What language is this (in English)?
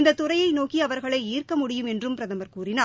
Tamil